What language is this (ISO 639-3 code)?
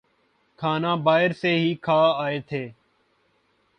urd